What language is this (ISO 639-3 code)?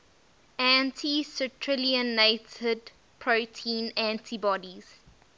eng